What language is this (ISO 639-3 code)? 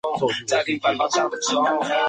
zho